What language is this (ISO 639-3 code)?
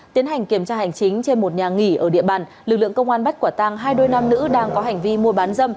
vie